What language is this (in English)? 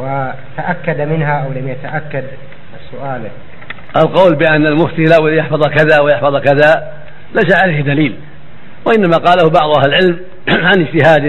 Arabic